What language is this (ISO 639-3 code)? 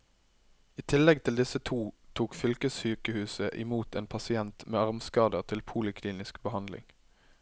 nor